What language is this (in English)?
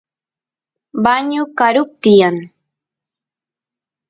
Santiago del Estero Quichua